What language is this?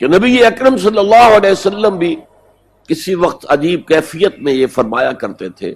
Urdu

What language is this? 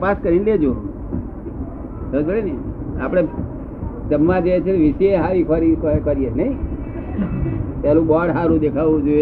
Gujarati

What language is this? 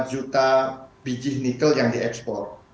Indonesian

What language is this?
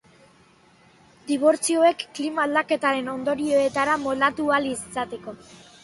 Basque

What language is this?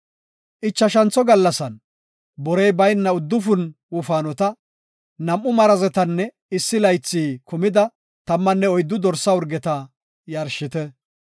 Gofa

